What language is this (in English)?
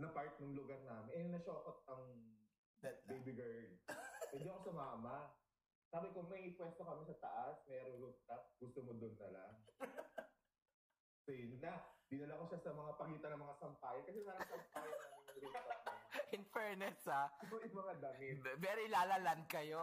Filipino